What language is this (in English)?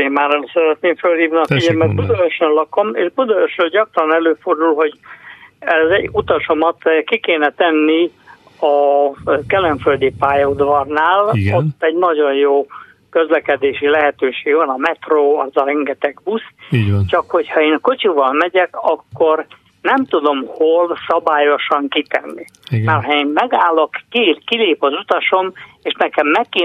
Hungarian